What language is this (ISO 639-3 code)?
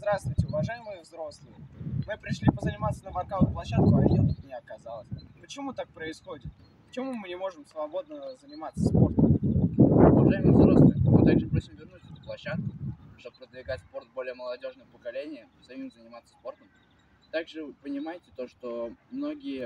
rus